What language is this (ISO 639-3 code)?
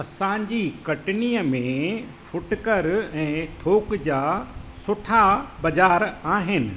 snd